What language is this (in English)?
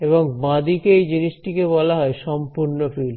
Bangla